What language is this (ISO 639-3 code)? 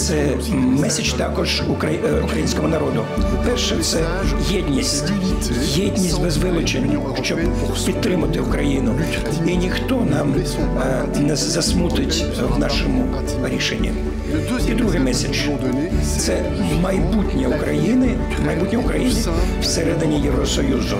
ukr